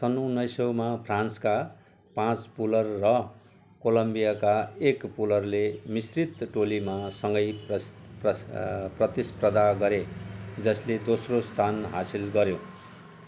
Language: Nepali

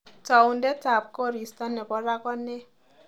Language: Kalenjin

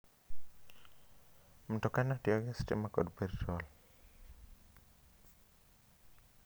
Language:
Luo (Kenya and Tanzania)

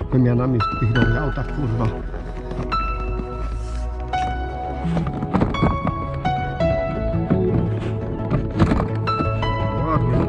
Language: Polish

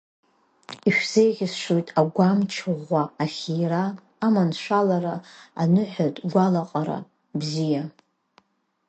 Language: Abkhazian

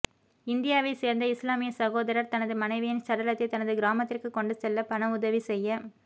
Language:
Tamil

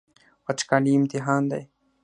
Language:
Pashto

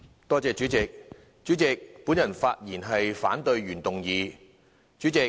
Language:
Cantonese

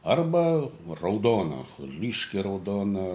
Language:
Lithuanian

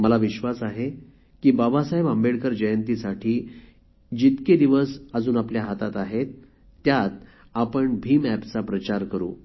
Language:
Marathi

